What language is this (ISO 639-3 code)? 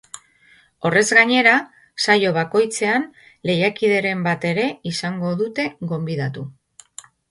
eus